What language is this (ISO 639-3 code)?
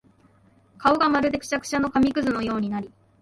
jpn